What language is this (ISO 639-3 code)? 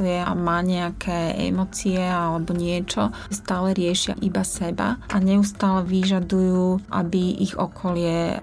slk